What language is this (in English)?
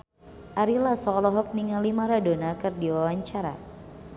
Sundanese